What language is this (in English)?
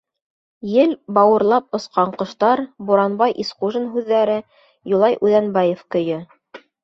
Bashkir